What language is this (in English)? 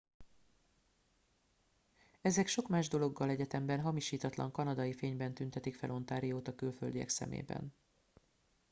Hungarian